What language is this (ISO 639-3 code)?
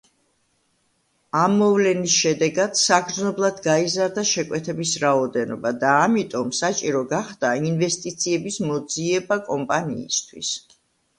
kat